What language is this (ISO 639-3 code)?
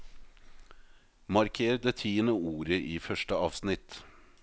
nor